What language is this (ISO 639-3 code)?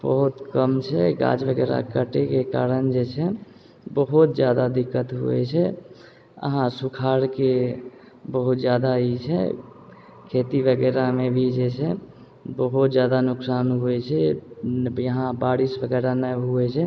mai